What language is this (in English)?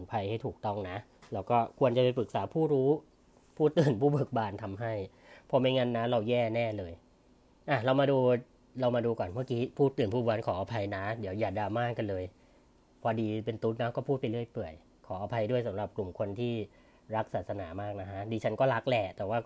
Thai